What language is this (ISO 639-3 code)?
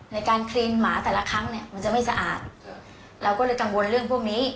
tha